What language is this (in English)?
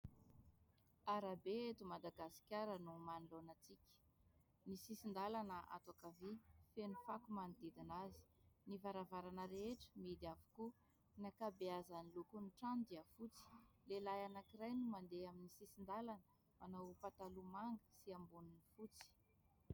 Malagasy